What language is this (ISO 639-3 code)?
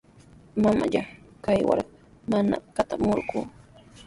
qws